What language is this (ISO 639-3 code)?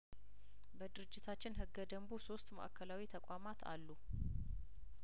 amh